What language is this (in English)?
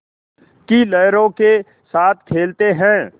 Hindi